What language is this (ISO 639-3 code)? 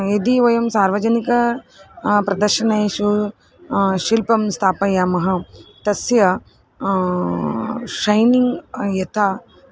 san